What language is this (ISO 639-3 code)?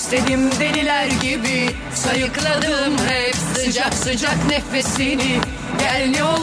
tur